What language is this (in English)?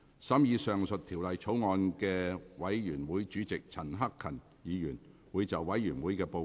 Cantonese